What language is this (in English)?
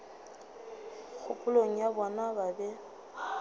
Northern Sotho